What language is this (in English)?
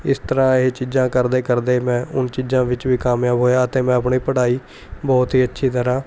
Punjabi